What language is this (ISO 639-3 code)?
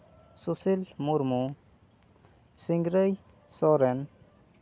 sat